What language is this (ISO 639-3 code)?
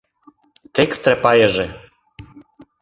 chm